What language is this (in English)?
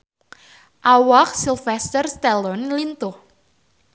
Sundanese